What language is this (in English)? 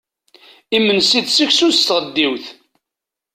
Kabyle